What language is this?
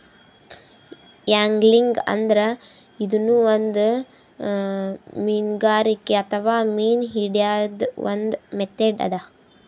Kannada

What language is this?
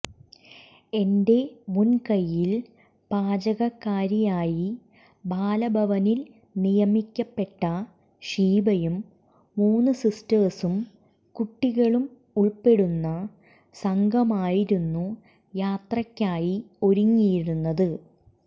Malayalam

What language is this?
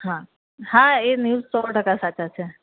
Gujarati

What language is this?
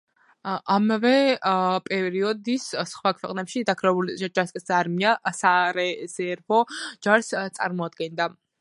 Georgian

